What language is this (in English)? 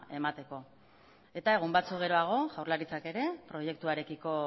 Basque